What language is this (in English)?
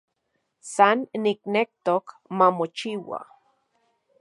Central Puebla Nahuatl